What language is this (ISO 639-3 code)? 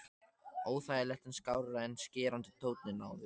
isl